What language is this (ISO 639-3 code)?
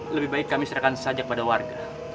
ind